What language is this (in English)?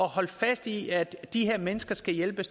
Danish